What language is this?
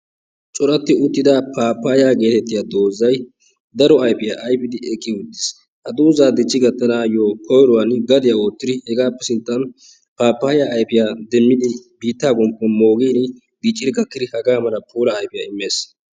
Wolaytta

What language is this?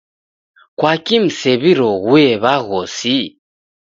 Taita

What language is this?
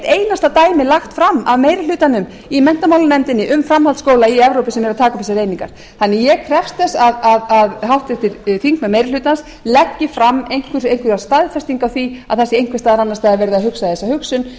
Icelandic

